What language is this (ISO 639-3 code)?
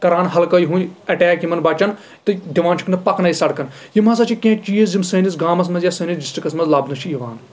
kas